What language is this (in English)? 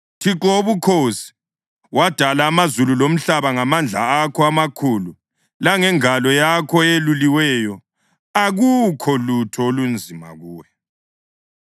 North Ndebele